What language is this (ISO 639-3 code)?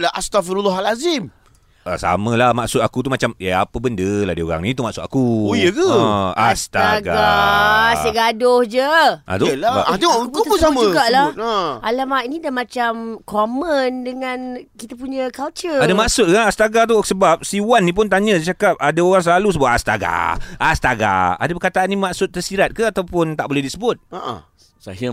msa